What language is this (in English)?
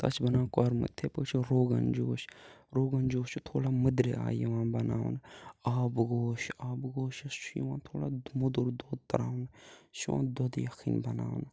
Kashmiri